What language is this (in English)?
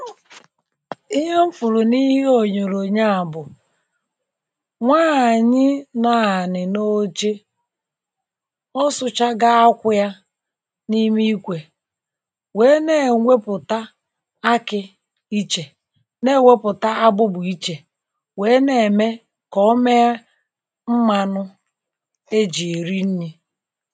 Igbo